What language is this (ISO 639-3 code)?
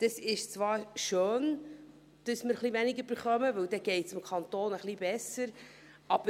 gsw